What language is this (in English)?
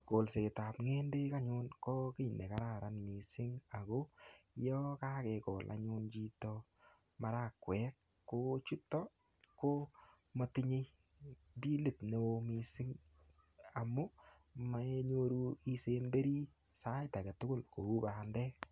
Kalenjin